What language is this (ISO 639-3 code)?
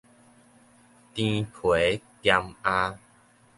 nan